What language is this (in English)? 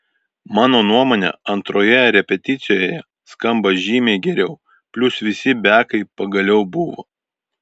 Lithuanian